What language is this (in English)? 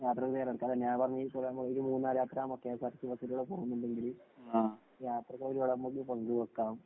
Malayalam